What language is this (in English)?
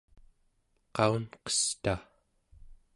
Central Yupik